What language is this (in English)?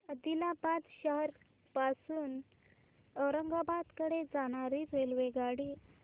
Marathi